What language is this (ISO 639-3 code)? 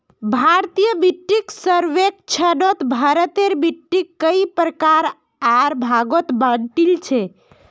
mag